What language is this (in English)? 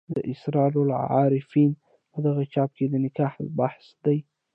Pashto